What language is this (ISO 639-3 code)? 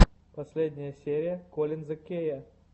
rus